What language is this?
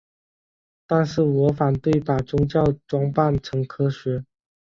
Chinese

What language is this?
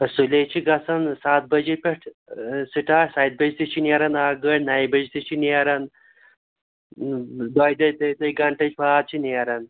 Kashmiri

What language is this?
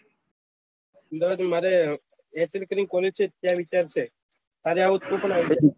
Gujarati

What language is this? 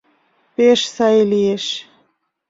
Mari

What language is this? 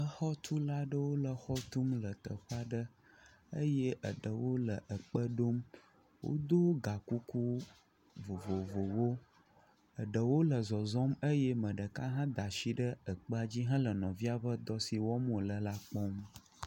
Ewe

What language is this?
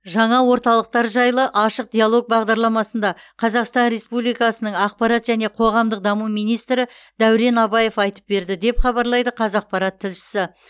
Kazakh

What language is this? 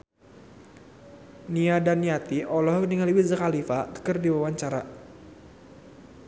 Sundanese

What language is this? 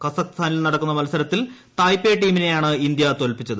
Malayalam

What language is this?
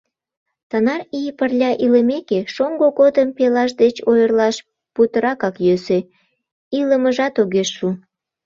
Mari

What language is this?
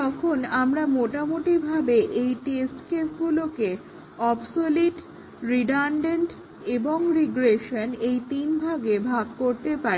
Bangla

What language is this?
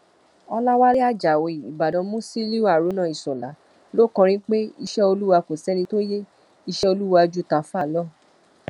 Yoruba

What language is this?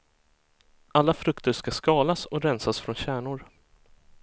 Swedish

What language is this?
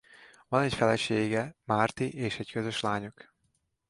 Hungarian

